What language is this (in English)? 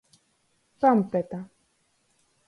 Latgalian